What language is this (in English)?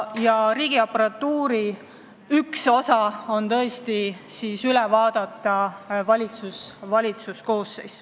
Estonian